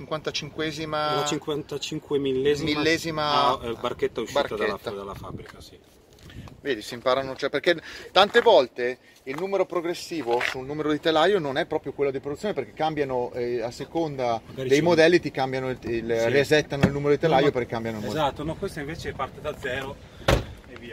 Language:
Italian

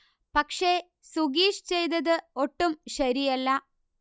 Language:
Malayalam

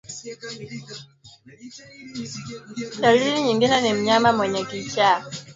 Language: Swahili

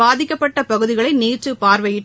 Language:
Tamil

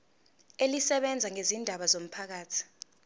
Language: Zulu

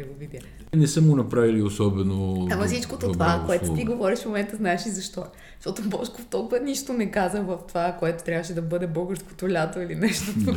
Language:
Bulgarian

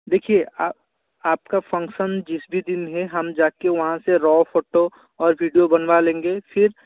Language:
Hindi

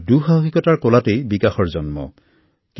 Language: Assamese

